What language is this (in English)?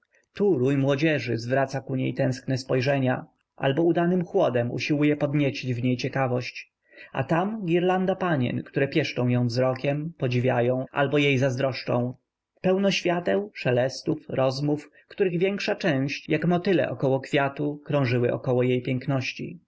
Polish